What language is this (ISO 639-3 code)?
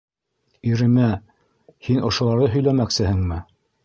bak